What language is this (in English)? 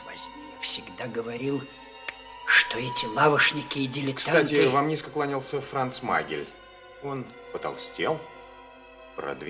Russian